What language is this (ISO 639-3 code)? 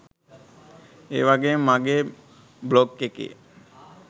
sin